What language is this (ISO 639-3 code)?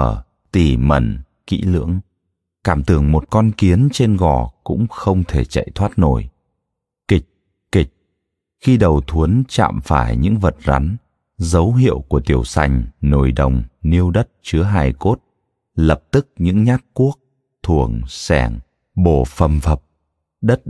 vie